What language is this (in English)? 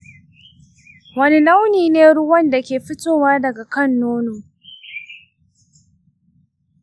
Hausa